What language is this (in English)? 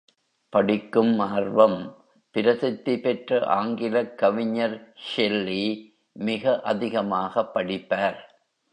Tamil